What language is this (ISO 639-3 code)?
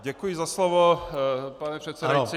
ces